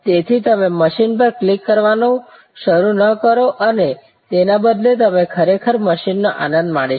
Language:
Gujarati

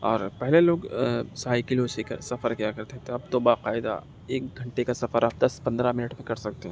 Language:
Urdu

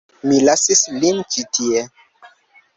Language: Esperanto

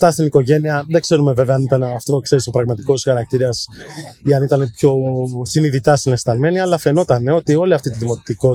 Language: Greek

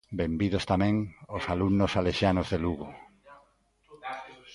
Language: Galician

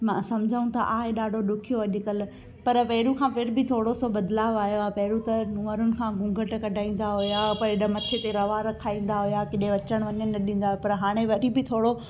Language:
Sindhi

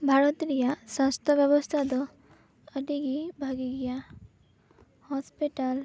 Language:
Santali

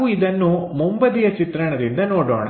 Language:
Kannada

